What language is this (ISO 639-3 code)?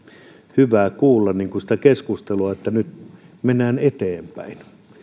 fin